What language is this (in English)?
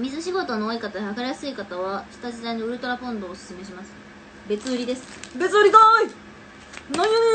Japanese